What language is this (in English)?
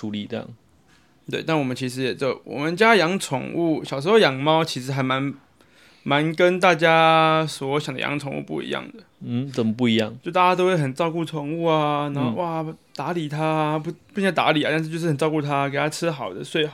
Chinese